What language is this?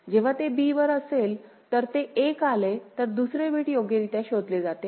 Marathi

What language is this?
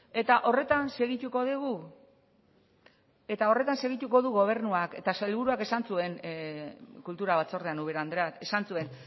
Basque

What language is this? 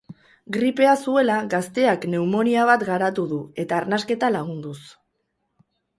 Basque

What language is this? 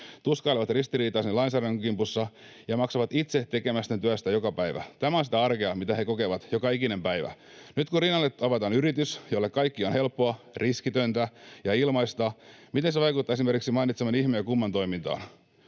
Finnish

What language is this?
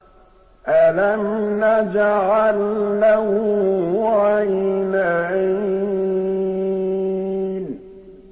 Arabic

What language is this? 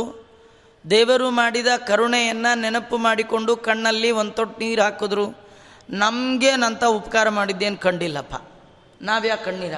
Kannada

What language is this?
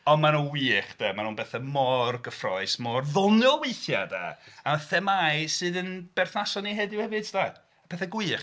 Welsh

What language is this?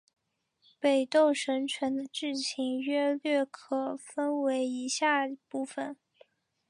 Chinese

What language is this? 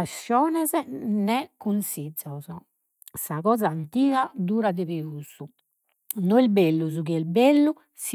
Sardinian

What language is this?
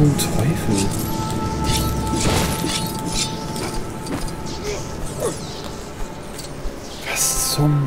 German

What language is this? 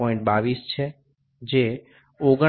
Gujarati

